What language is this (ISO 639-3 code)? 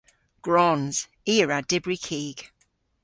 cor